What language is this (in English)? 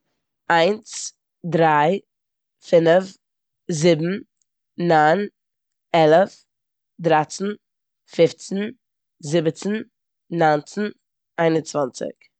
Yiddish